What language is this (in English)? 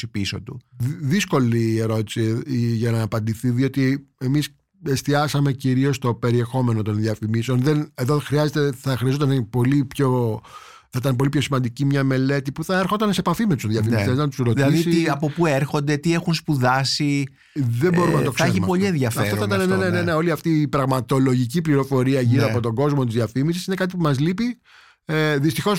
Greek